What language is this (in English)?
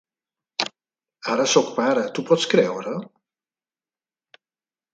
Catalan